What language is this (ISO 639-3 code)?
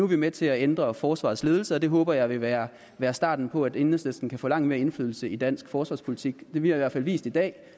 dan